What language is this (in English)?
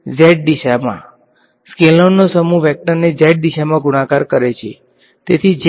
Gujarati